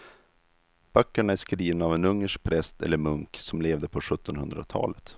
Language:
Swedish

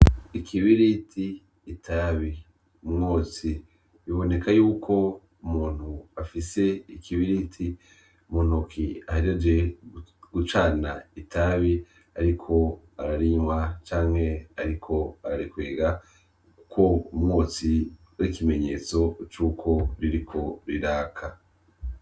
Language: Rundi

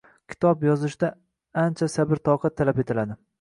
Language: Uzbek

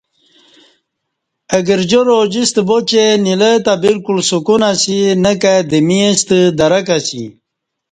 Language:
Kati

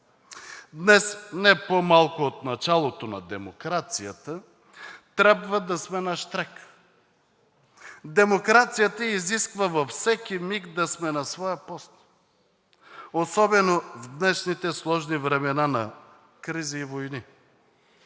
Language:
Bulgarian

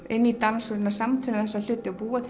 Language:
Icelandic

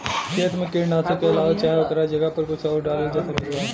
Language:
Bhojpuri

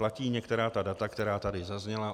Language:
Czech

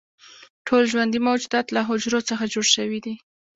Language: Pashto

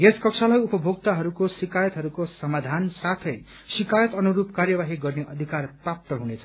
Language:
Nepali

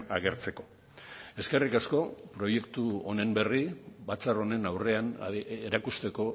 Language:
Basque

